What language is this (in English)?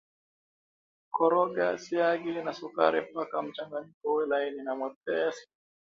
Swahili